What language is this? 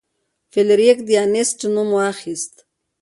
Pashto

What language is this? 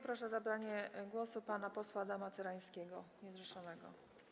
Polish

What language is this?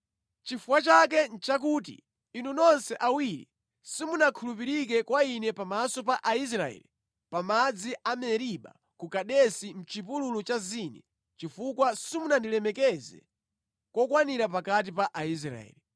Nyanja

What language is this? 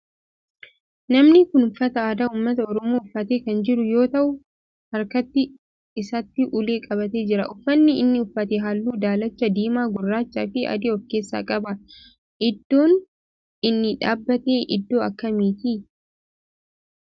Oromo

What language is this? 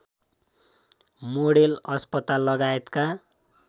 Nepali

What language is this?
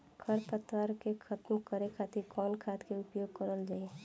Bhojpuri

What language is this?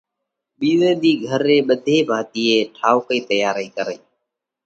Parkari Koli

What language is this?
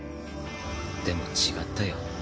Japanese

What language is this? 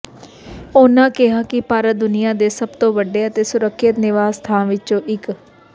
Punjabi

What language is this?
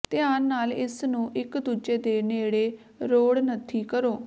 Punjabi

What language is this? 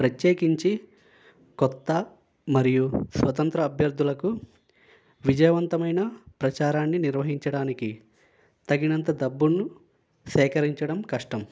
Telugu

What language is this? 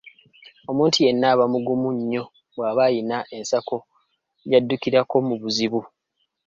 Ganda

